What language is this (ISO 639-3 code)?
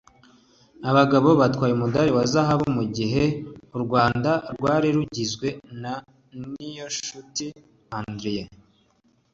kin